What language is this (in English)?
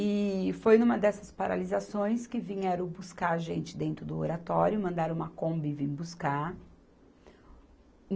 Portuguese